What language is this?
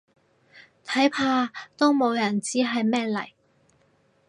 Cantonese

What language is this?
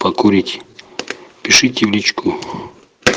Russian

